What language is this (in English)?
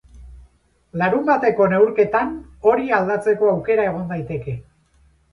Basque